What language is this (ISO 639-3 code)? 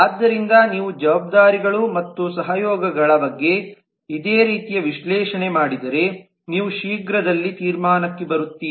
kan